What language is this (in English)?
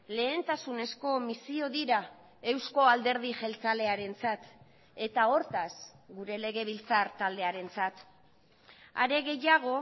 Basque